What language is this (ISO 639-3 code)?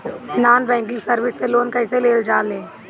bho